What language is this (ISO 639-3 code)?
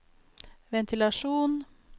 nor